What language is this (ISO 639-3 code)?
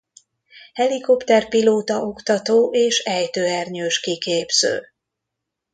hun